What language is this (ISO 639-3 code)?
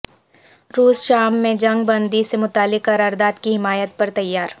urd